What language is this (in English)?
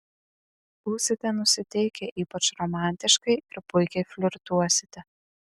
Lithuanian